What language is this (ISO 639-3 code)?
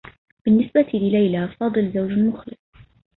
ara